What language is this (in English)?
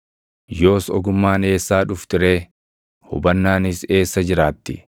Oromo